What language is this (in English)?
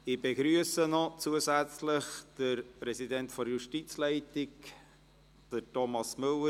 Swiss German